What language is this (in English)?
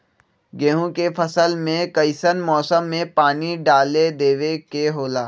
Magahi